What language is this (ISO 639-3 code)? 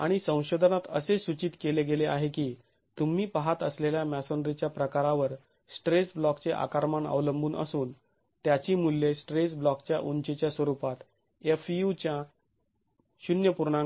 mar